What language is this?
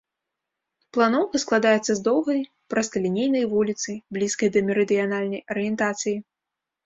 Belarusian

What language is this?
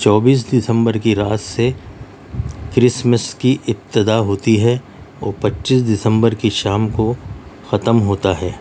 Urdu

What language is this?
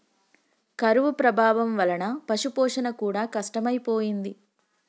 Telugu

